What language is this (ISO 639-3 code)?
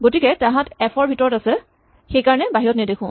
asm